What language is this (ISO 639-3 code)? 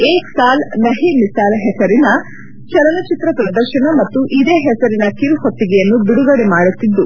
kan